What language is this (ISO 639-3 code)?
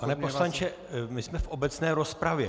ces